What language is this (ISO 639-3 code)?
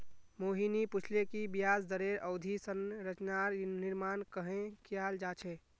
mag